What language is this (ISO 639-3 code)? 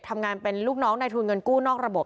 tha